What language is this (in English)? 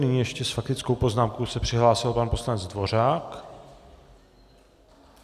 Czech